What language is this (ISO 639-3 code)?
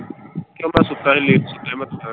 pan